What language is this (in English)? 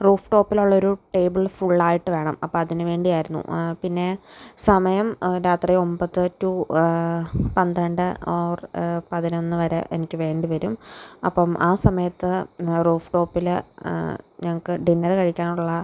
Malayalam